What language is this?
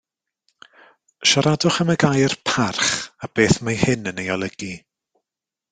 Welsh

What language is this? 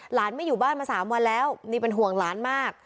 Thai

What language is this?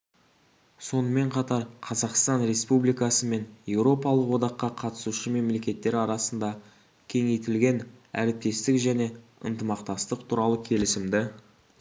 Kazakh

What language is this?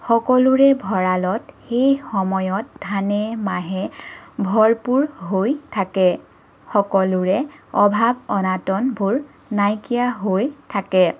Assamese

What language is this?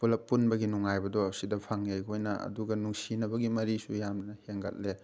Manipuri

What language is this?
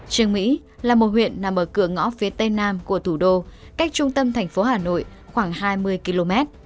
Vietnamese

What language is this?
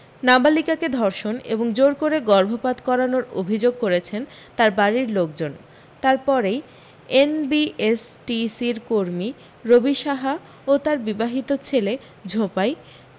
Bangla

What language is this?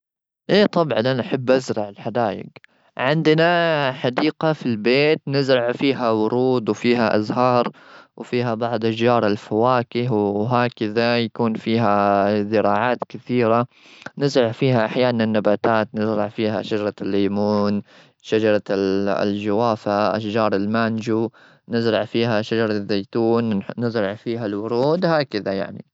Gulf Arabic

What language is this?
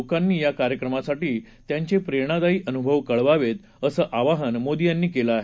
Marathi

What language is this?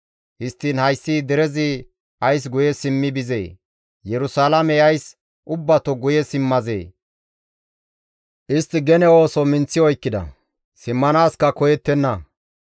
Gamo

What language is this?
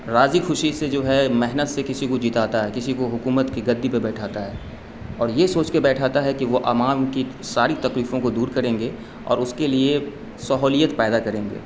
Urdu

